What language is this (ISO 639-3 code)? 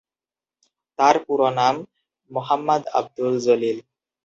ben